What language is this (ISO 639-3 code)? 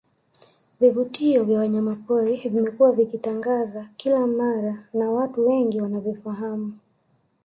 swa